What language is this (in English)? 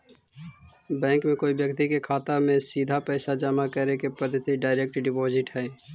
Magahi